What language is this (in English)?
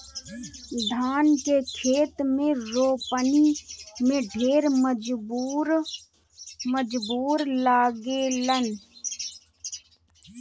Bhojpuri